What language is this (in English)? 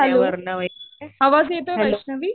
Marathi